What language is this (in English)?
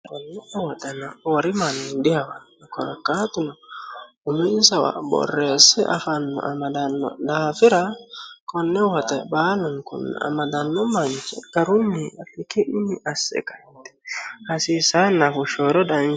Sidamo